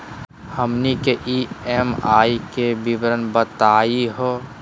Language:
Magahi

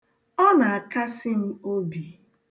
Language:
Igbo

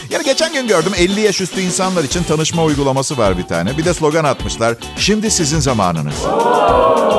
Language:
Turkish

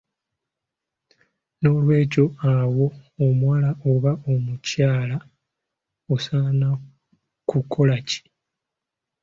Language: Ganda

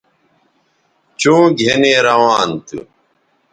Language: Bateri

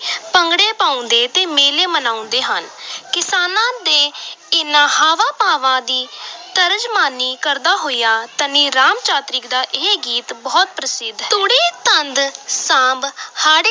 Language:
Punjabi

